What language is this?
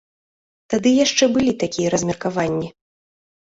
Belarusian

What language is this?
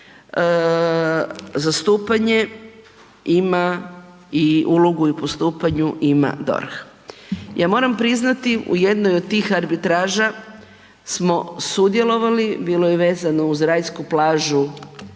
Croatian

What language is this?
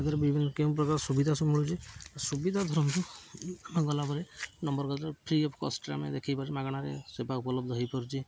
Odia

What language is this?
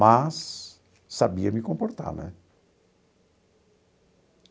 Portuguese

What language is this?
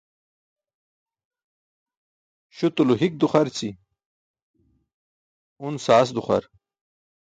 Burushaski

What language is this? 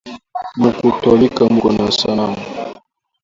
Swahili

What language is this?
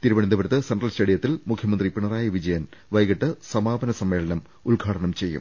Malayalam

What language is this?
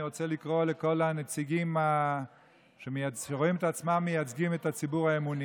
Hebrew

